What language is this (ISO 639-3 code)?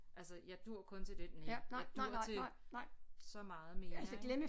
dan